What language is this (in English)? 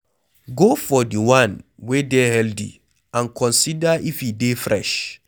Nigerian Pidgin